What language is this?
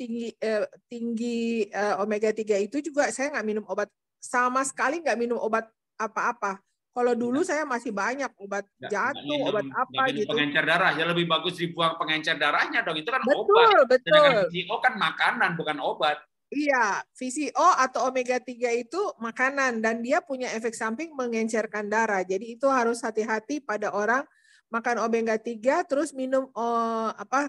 Indonesian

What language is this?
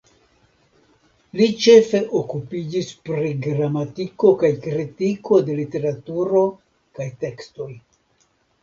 Esperanto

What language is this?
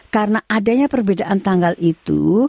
Indonesian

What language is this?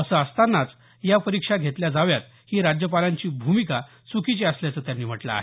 Marathi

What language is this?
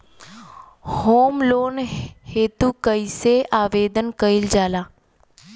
Bhojpuri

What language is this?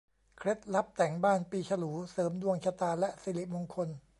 Thai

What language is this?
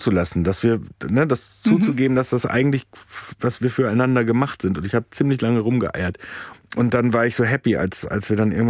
German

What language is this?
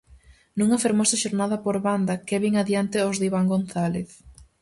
Galician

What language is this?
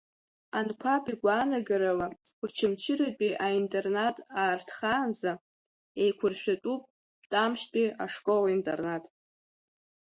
Abkhazian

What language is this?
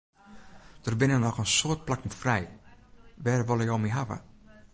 Western Frisian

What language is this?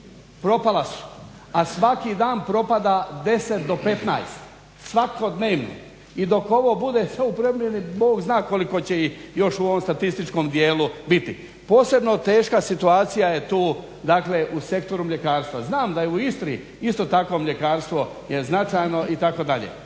Croatian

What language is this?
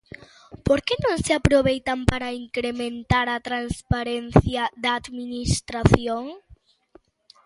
Galician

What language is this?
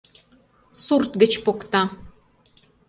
Mari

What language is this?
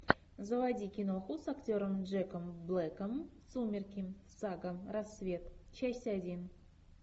Russian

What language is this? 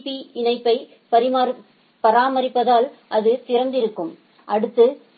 Tamil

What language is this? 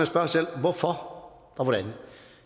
Danish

